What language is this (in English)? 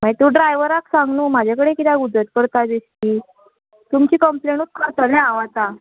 Konkani